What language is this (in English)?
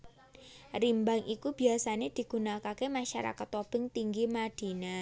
Javanese